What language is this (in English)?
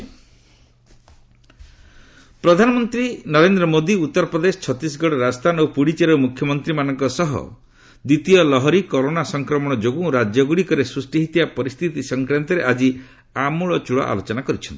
Odia